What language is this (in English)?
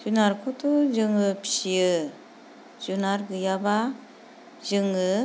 Bodo